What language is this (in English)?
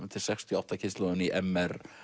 Icelandic